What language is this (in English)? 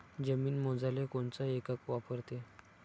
Marathi